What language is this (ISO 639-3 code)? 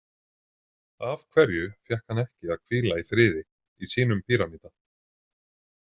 isl